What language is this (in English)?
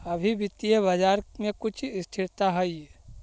Magahi